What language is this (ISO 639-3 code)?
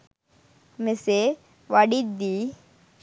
sin